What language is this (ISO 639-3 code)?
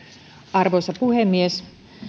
fin